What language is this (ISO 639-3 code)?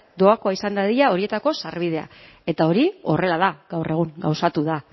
eus